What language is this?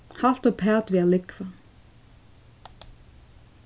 Faroese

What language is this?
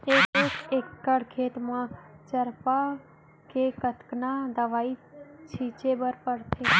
Chhattisgarhi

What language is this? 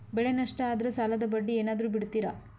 Kannada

